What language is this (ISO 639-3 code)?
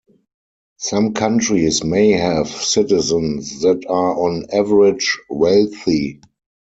eng